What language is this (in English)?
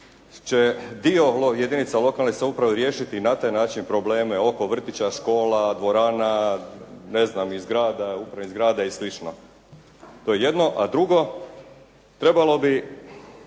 Croatian